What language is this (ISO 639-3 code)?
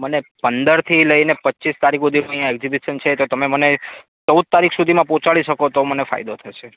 guj